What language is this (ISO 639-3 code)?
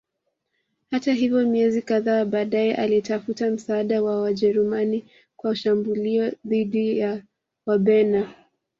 swa